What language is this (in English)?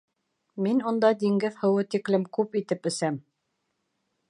Bashkir